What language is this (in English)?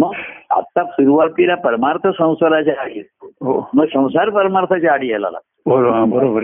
Marathi